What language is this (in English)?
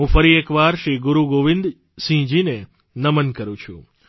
Gujarati